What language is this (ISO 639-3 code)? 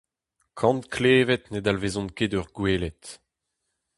bre